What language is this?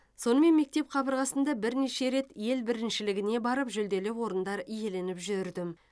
Kazakh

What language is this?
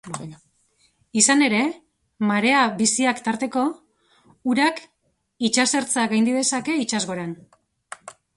Basque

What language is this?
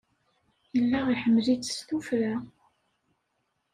Kabyle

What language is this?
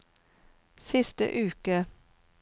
Norwegian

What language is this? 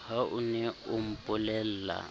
Southern Sotho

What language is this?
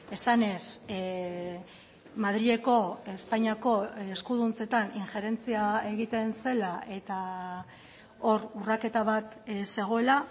Basque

